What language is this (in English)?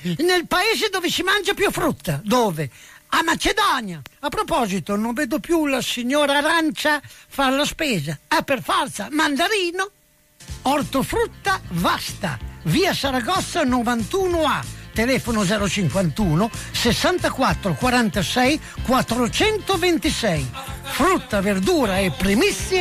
Italian